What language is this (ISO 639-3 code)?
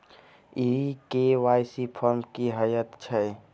mai